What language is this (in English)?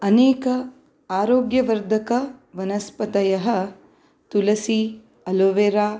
Sanskrit